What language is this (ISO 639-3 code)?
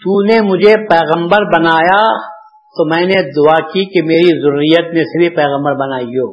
urd